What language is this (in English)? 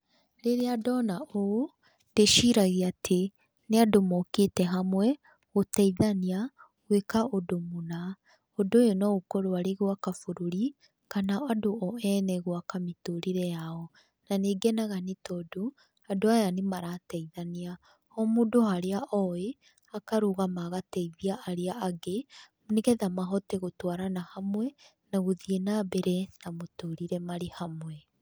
Kikuyu